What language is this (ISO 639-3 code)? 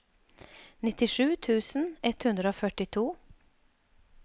nor